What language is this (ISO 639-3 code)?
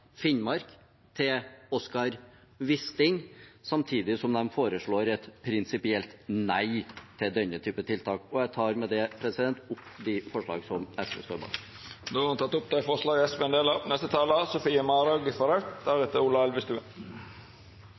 nor